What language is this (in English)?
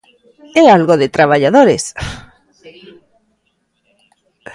Galician